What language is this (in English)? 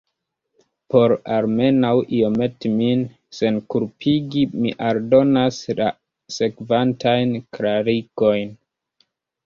Esperanto